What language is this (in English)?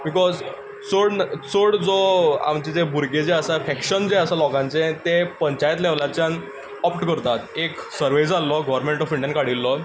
Konkani